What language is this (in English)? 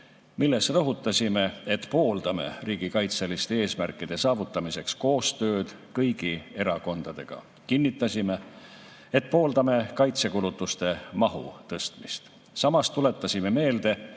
Estonian